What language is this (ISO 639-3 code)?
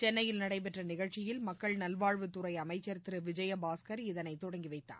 tam